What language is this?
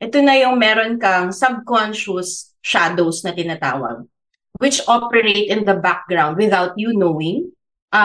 Filipino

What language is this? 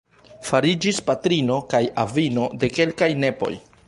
Esperanto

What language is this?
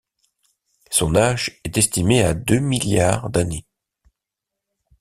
French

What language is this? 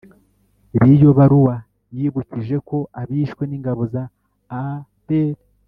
Kinyarwanda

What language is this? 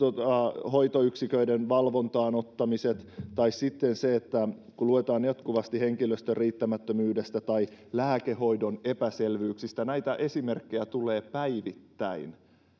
Finnish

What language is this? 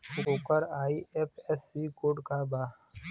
Bhojpuri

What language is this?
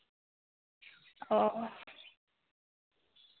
Santali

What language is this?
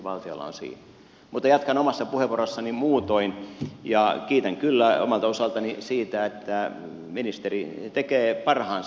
Finnish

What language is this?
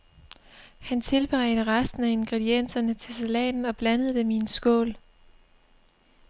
Danish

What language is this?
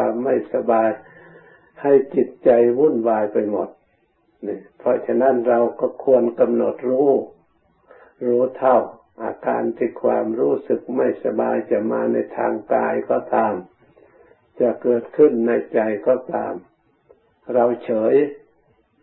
Thai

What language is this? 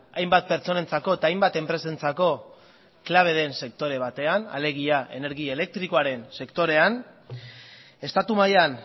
Basque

